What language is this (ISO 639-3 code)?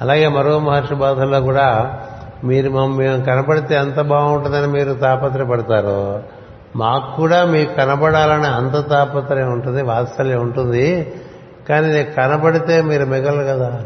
tel